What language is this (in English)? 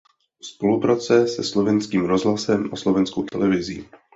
Czech